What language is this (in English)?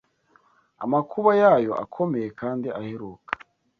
Kinyarwanda